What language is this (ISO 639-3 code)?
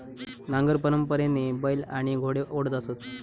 mar